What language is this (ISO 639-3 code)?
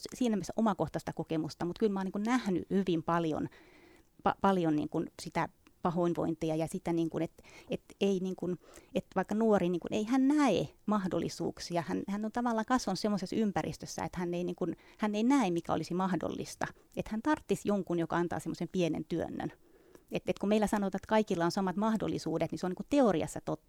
fin